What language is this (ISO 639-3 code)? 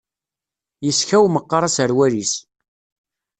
kab